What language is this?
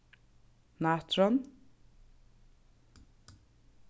Faroese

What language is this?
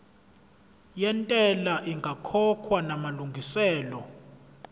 Zulu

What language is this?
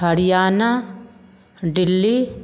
Maithili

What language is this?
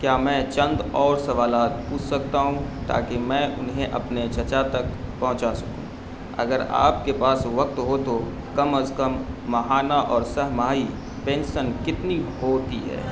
Urdu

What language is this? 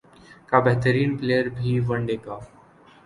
Urdu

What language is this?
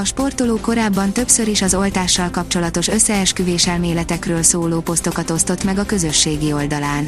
Hungarian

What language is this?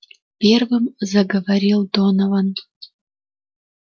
Russian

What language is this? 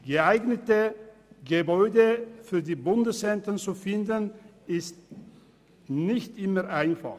Swiss German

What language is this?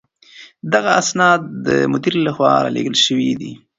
Pashto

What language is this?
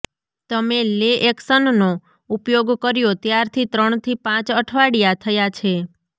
Gujarati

